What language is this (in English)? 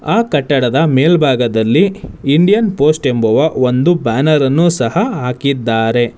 Kannada